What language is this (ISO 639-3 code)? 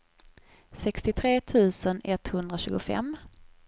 swe